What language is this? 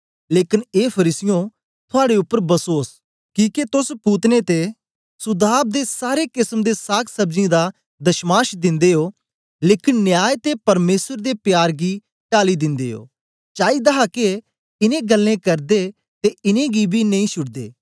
Dogri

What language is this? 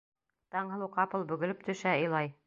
Bashkir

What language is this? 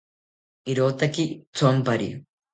South Ucayali Ashéninka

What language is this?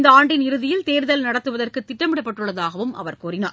Tamil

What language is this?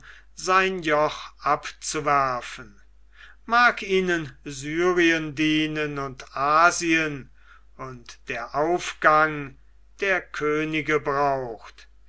German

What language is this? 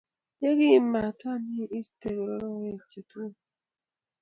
Kalenjin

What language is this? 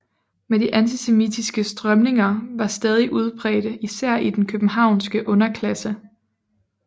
Danish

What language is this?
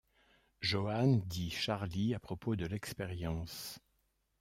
French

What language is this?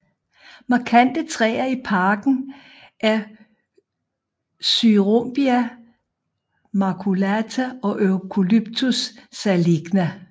Danish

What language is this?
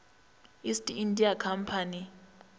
Northern Sotho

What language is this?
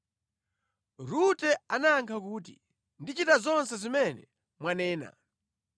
Nyanja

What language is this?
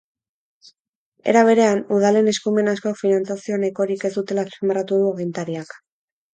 Basque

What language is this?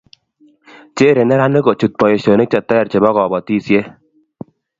Kalenjin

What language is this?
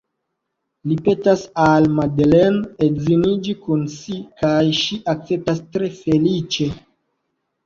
Esperanto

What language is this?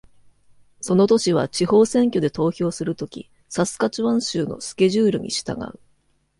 Japanese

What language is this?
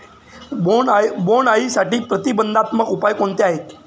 Marathi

